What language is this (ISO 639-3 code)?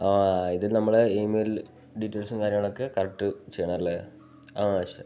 mal